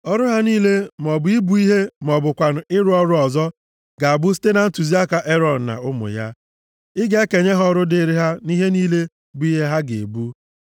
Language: Igbo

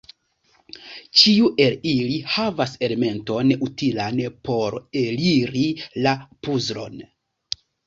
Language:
Esperanto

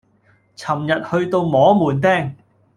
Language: Cantonese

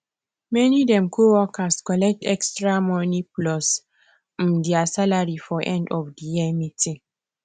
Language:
Nigerian Pidgin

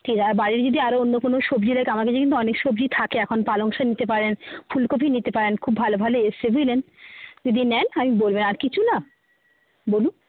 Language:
Bangla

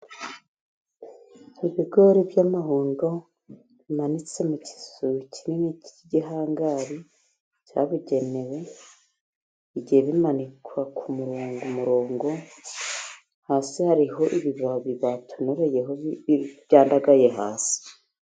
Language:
Kinyarwanda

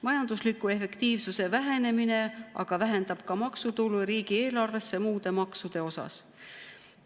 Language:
Estonian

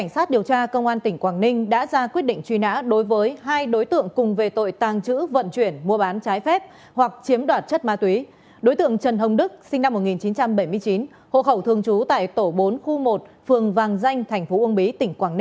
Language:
Vietnamese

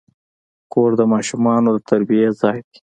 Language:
Pashto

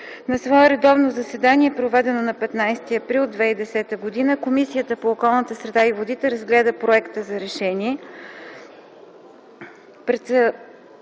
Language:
Bulgarian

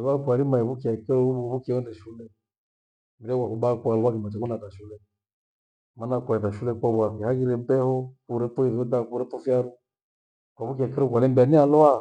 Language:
Gweno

